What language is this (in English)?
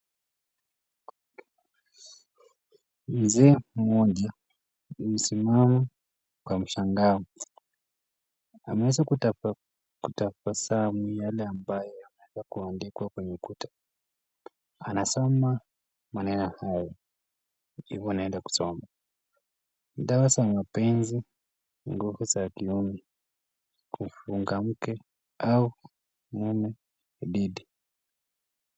Swahili